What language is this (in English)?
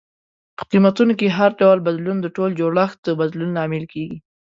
Pashto